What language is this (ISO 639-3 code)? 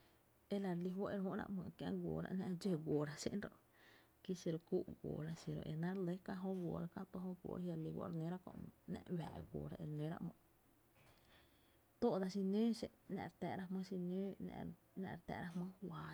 cte